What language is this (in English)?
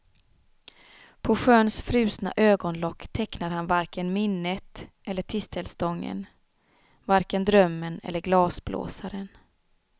Swedish